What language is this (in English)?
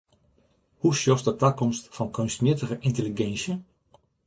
Western Frisian